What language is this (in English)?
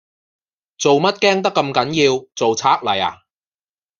Cantonese